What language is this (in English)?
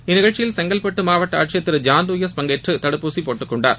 Tamil